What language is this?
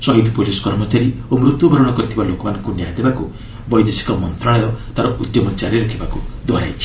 Odia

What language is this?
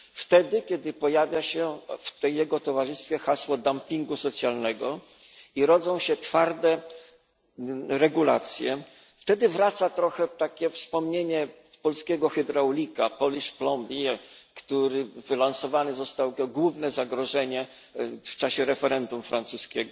Polish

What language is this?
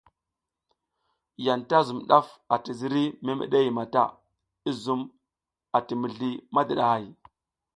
South Giziga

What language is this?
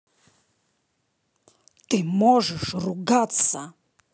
Russian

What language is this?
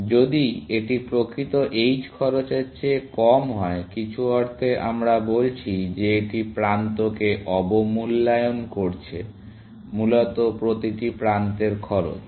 Bangla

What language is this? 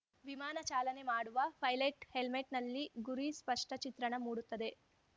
Kannada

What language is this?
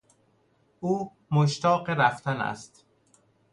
Persian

